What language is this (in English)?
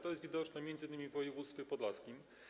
Polish